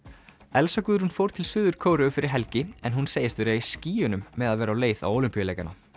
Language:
Icelandic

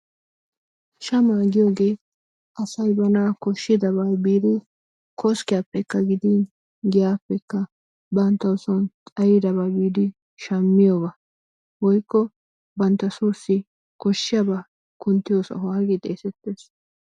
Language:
Wolaytta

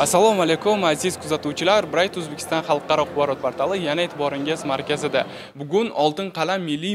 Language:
Turkish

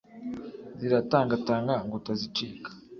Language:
Kinyarwanda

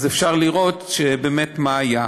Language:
Hebrew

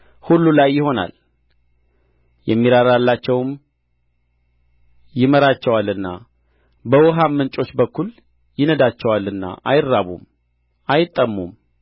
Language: Amharic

